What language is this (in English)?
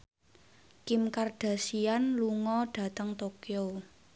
Javanese